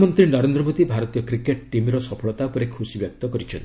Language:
Odia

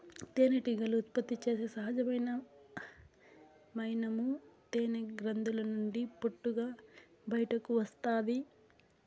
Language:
Telugu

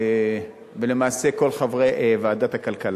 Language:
Hebrew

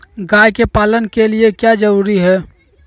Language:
Magahi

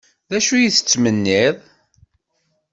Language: Kabyle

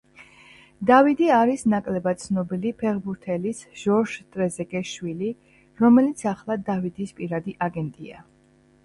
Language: Georgian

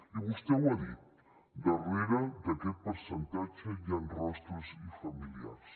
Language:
Catalan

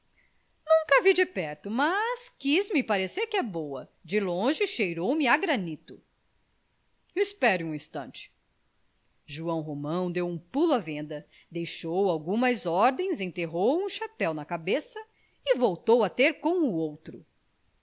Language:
Portuguese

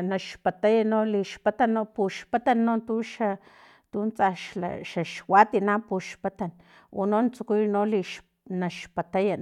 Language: Filomena Mata-Coahuitlán Totonac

